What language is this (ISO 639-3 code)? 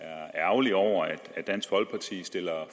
dan